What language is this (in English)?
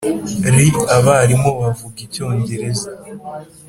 Kinyarwanda